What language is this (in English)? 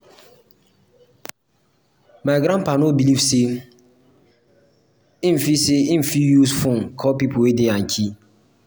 Nigerian Pidgin